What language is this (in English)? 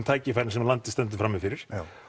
Icelandic